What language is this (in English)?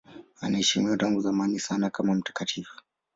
Swahili